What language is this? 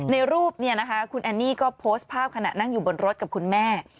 Thai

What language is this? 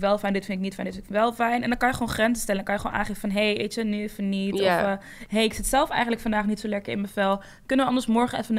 Dutch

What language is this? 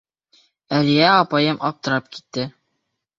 Bashkir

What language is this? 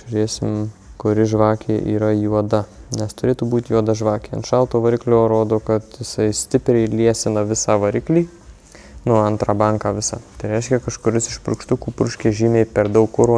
Lithuanian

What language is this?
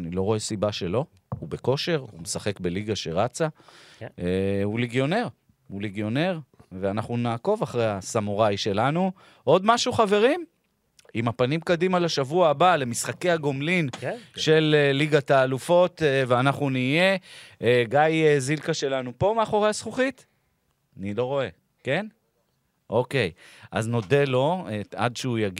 Hebrew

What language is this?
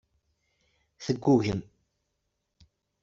Kabyle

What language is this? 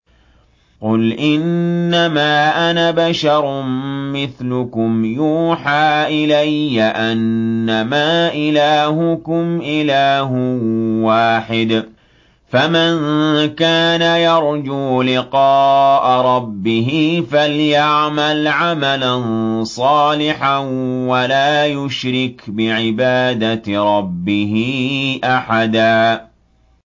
Arabic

